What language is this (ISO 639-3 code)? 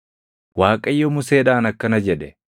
orm